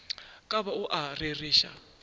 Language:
Northern Sotho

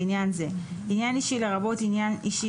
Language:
Hebrew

